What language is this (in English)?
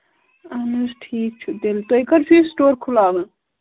Kashmiri